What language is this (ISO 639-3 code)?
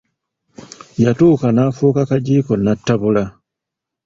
lug